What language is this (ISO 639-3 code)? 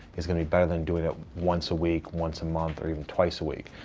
eng